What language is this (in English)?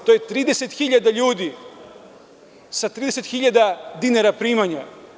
Serbian